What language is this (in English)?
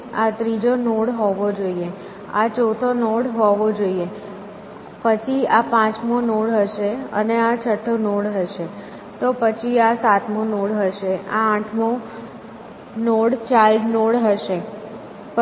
Gujarati